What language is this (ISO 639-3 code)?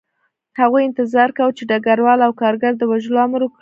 pus